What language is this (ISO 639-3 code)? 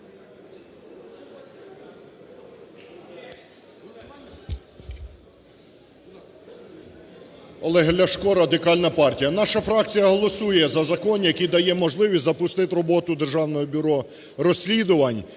ukr